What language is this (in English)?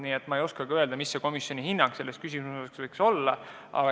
Estonian